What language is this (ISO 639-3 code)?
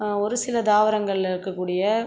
tam